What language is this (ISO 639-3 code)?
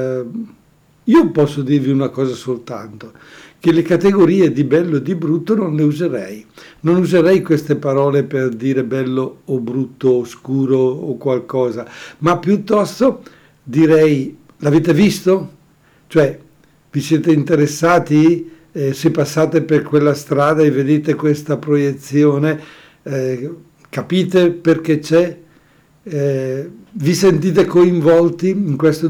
ita